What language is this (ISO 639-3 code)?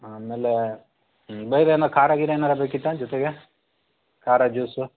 kan